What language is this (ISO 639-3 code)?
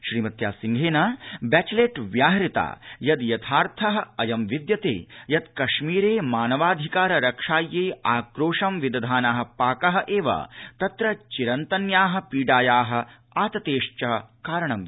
san